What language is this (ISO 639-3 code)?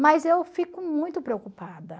por